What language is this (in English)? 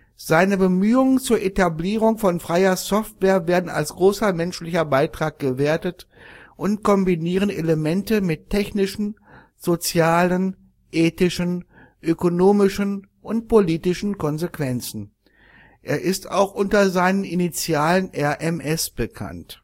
German